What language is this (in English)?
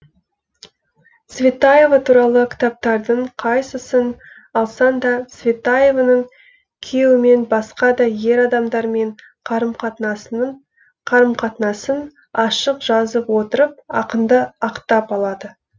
Kazakh